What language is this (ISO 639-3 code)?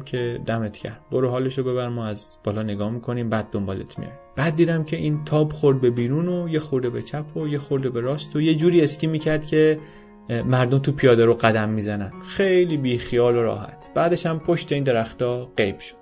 fas